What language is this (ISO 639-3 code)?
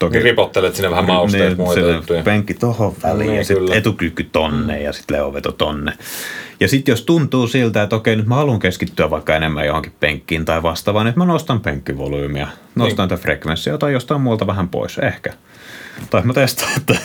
fin